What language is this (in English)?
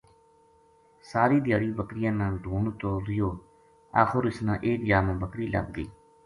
Gujari